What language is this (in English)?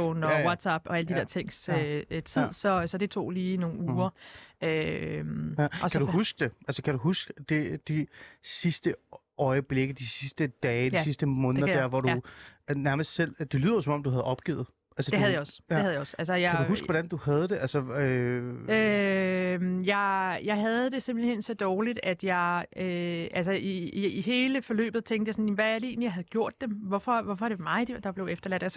Danish